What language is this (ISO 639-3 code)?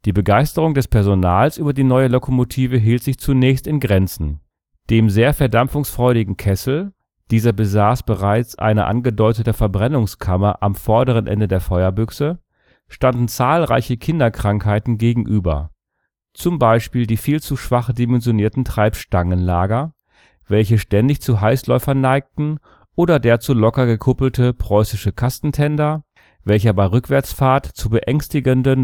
deu